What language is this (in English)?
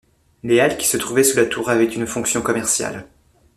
French